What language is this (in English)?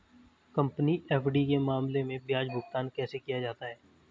Hindi